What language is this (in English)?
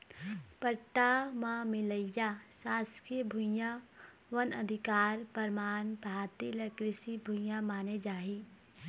Chhattisgarhi